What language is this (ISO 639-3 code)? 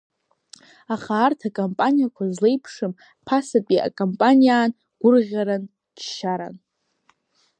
abk